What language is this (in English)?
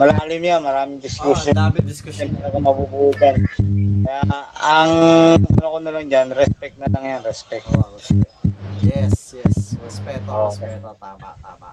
Filipino